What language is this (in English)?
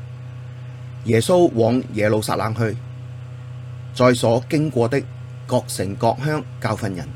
Chinese